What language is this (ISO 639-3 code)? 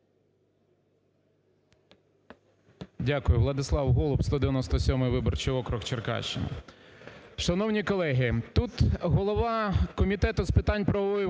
ukr